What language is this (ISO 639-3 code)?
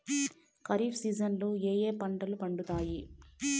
tel